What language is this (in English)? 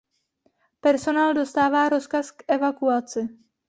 Czech